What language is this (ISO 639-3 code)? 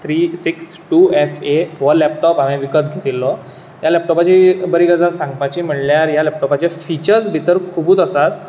kok